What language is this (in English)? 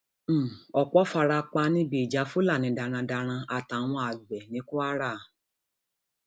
Yoruba